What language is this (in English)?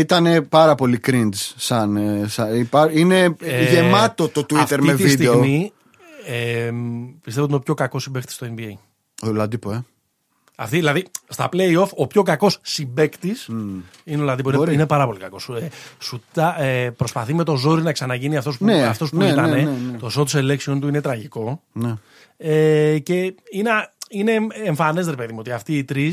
Greek